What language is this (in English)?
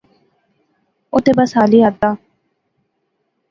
Pahari-Potwari